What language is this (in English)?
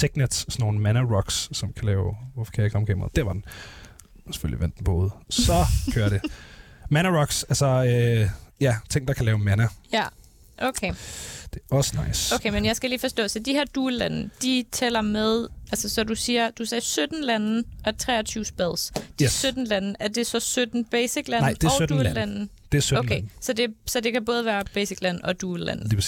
Danish